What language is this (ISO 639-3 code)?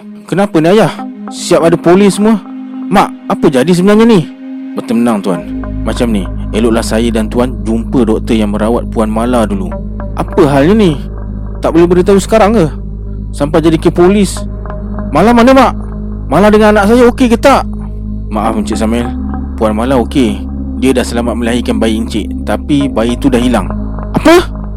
msa